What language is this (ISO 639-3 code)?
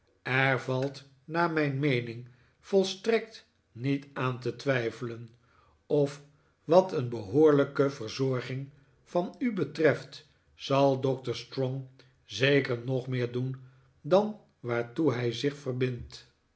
nld